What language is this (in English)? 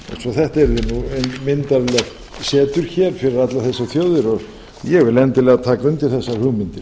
Icelandic